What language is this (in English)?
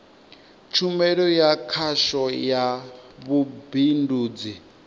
Venda